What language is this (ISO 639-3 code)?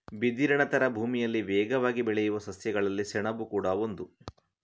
kan